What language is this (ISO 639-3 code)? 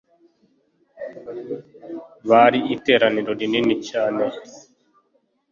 kin